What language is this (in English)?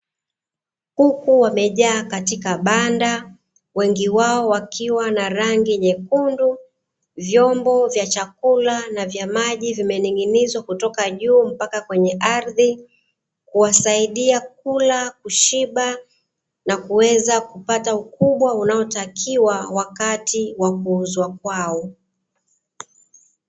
Swahili